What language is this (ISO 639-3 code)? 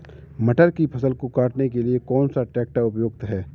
hin